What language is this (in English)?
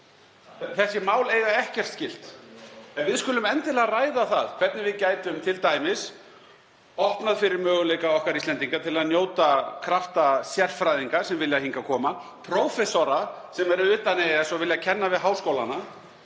Icelandic